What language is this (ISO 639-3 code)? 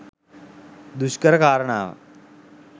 sin